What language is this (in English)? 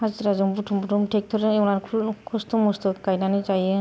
Bodo